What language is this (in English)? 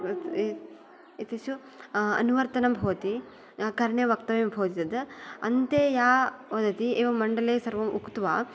Sanskrit